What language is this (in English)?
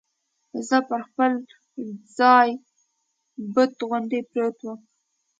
Pashto